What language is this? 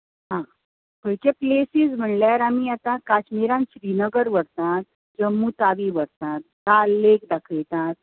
Konkani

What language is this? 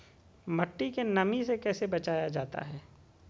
Magahi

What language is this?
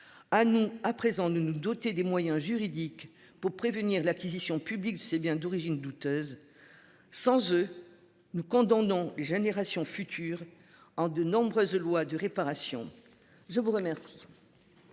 French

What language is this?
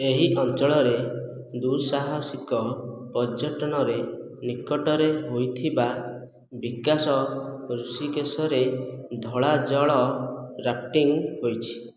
Odia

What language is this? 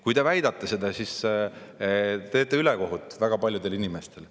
Estonian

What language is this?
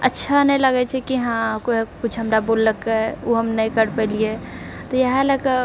Maithili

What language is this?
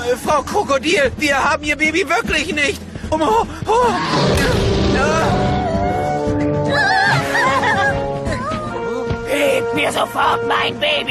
German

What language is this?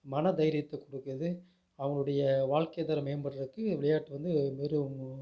Tamil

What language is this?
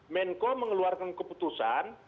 Indonesian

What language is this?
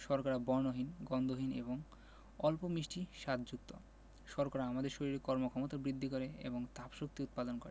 Bangla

